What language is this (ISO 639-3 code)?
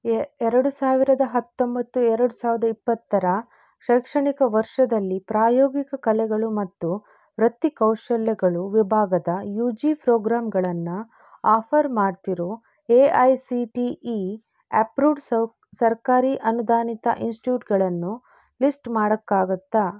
kan